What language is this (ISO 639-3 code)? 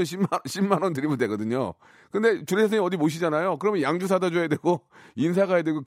kor